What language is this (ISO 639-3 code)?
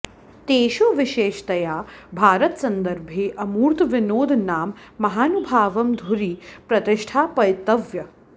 san